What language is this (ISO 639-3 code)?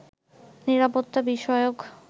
ben